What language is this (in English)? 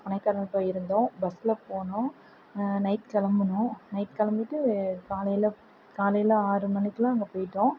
Tamil